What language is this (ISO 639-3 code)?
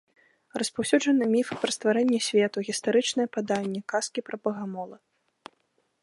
bel